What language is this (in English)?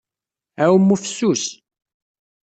Kabyle